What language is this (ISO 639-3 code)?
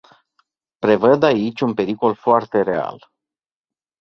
ron